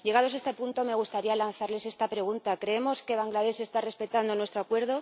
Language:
Spanish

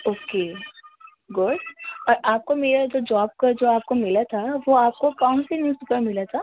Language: Urdu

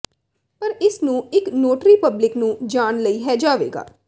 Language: Punjabi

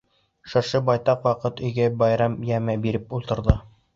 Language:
Bashkir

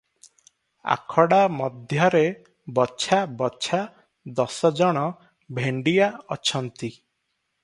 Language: Odia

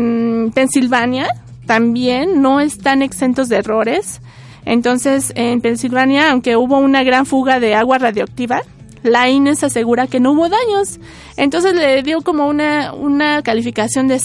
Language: Spanish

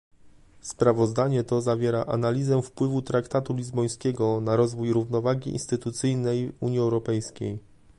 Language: Polish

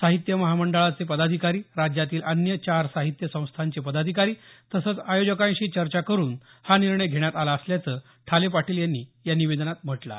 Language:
Marathi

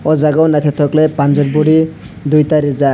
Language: Kok Borok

